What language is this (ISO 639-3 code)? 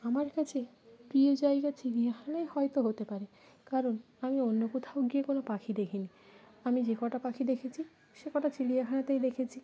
ben